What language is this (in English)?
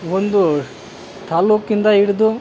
Kannada